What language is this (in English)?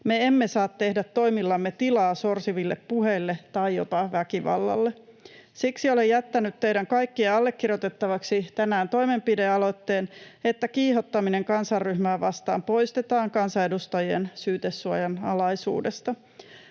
Finnish